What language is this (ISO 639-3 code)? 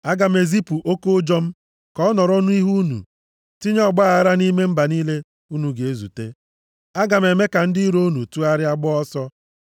ibo